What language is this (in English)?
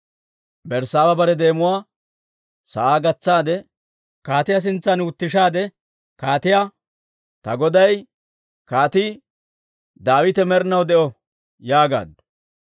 Dawro